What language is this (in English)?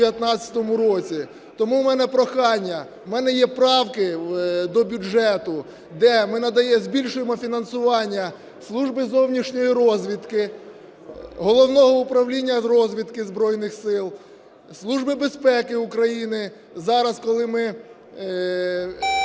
Ukrainian